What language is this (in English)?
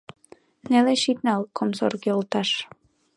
Mari